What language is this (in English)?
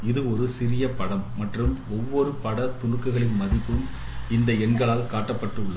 Tamil